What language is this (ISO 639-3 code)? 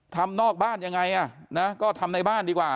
tha